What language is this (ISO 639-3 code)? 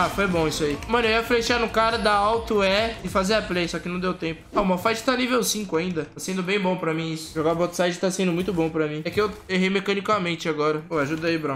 por